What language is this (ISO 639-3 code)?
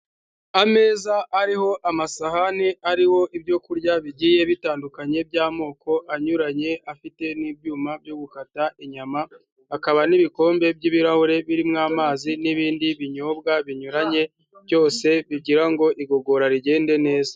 kin